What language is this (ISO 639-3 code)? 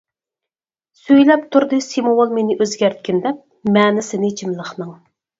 uig